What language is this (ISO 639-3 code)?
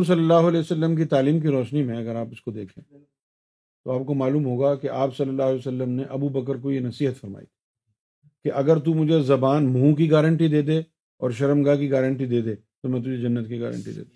urd